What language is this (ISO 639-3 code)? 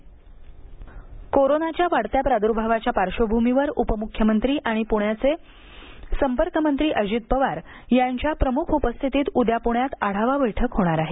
mar